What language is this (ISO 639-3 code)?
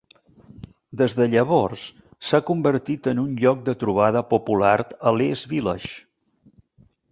cat